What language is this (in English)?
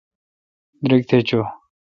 Kalkoti